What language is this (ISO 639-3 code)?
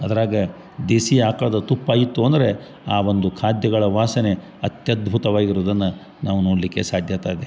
kan